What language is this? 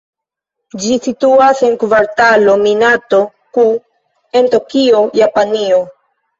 Esperanto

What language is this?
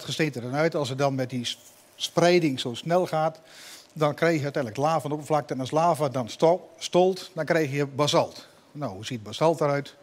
Dutch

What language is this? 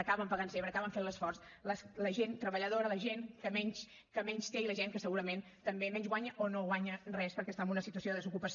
Catalan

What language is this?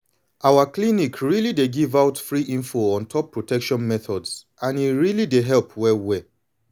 Nigerian Pidgin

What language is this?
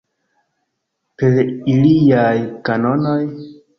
Esperanto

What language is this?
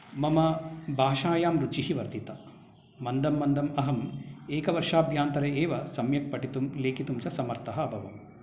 Sanskrit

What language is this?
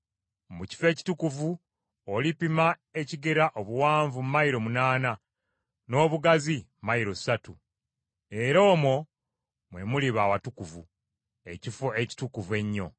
Ganda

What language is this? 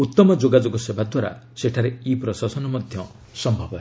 Odia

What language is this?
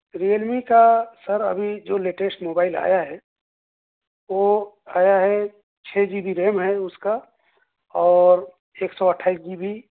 Urdu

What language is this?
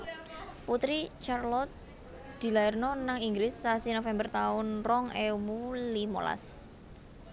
Javanese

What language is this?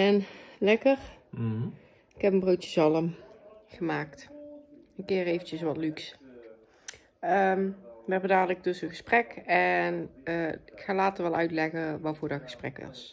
Dutch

